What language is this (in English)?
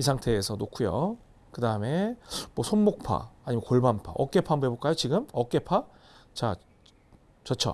Korean